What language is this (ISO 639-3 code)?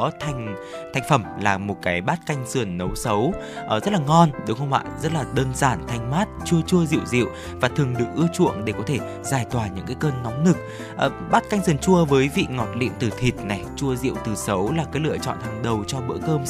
vie